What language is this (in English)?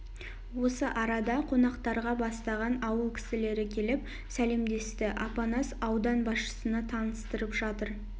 Kazakh